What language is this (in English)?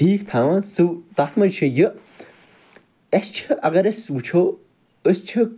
Kashmiri